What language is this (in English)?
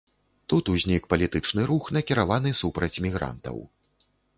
Belarusian